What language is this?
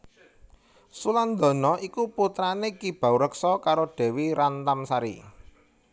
Javanese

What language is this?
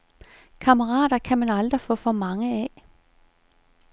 Danish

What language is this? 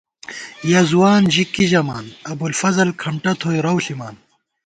Gawar-Bati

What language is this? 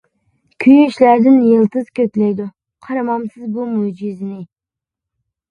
Uyghur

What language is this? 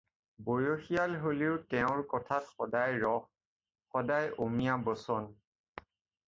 Assamese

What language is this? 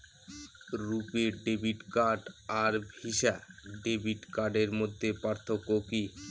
Bangla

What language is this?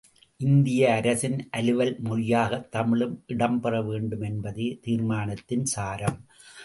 Tamil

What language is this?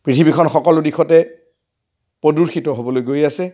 Assamese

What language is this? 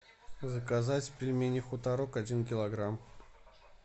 Russian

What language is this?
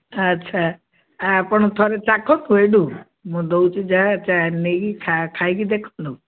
Odia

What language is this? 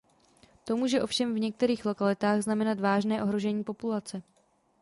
Czech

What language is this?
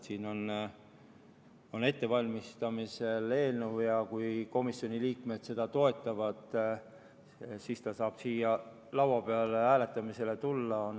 Estonian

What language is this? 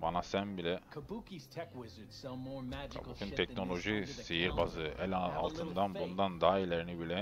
Turkish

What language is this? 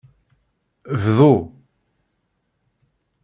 Kabyle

